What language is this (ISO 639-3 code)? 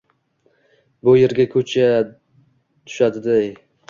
uzb